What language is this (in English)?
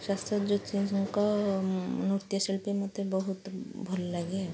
Odia